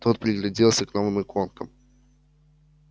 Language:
Russian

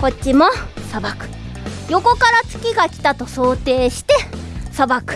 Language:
Japanese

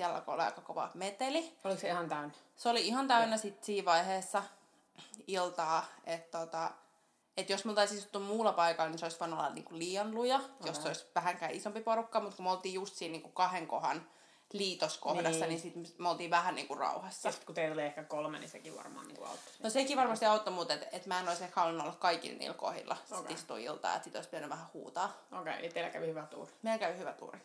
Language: Finnish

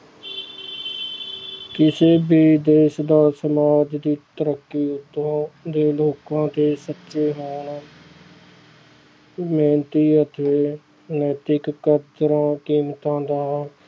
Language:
Punjabi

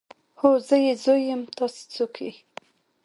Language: Pashto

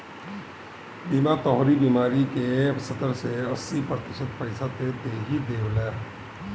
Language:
Bhojpuri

